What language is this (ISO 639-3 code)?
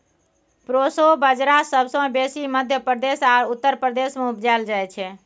mai